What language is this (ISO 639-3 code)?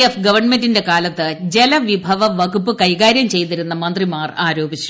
mal